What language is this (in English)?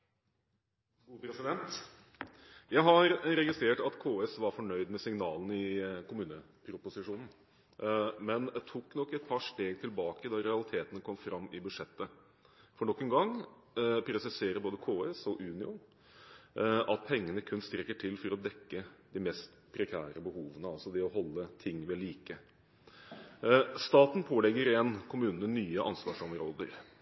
Norwegian